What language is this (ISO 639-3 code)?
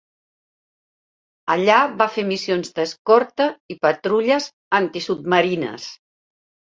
cat